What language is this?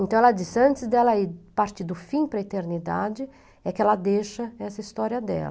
Portuguese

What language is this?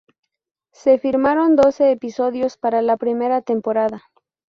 Spanish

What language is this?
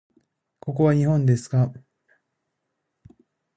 Japanese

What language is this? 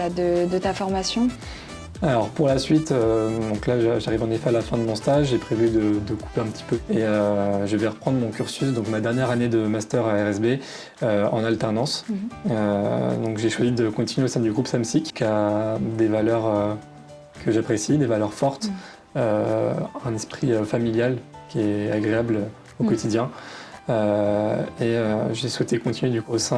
French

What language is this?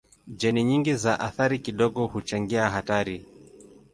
Swahili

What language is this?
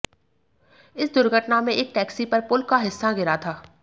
Hindi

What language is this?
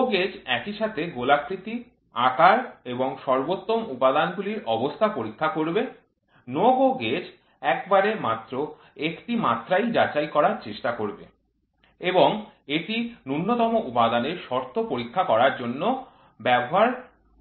Bangla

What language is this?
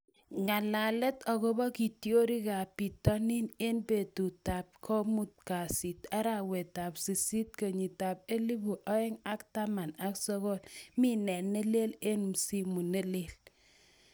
Kalenjin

